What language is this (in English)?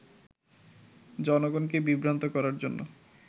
Bangla